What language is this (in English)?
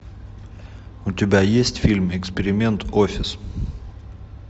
Russian